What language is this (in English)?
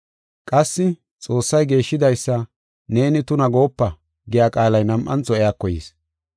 Gofa